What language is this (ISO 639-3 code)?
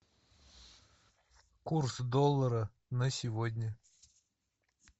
rus